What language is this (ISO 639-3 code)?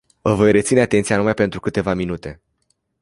ron